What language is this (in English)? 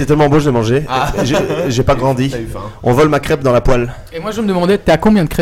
French